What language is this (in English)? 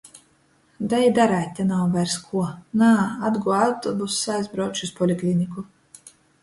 Latgalian